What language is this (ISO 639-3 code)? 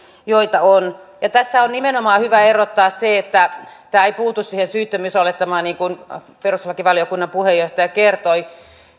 fin